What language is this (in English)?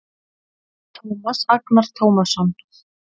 Icelandic